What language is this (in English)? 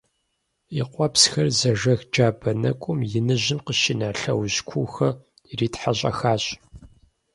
Kabardian